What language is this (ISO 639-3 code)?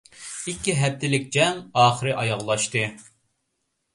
uig